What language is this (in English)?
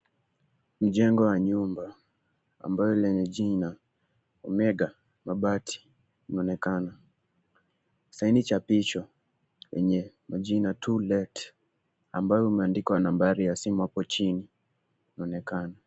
Swahili